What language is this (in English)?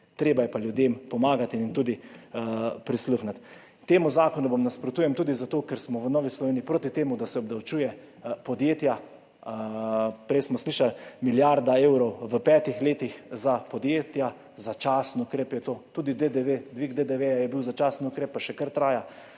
Slovenian